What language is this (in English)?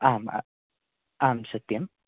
Sanskrit